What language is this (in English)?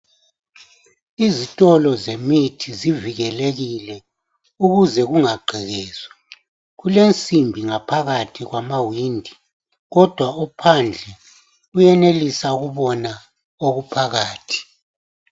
North Ndebele